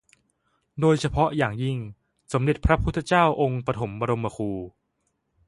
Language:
Thai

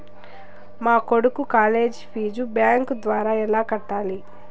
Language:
Telugu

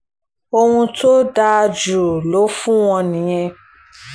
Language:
Yoruba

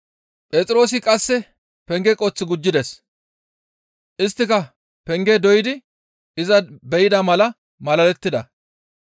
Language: Gamo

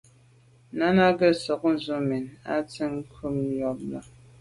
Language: Medumba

